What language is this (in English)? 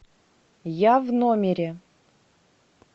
Russian